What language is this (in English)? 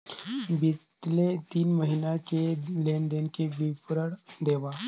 Chhattisgarhi